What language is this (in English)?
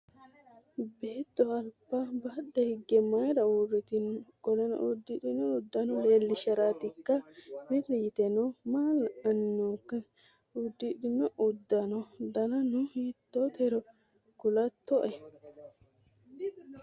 Sidamo